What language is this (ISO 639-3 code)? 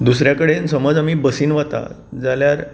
kok